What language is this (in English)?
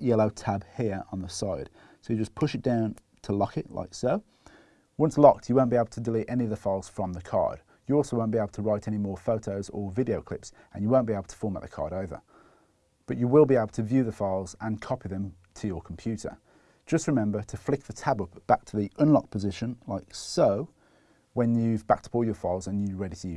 English